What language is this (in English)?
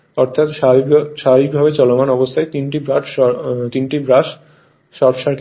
Bangla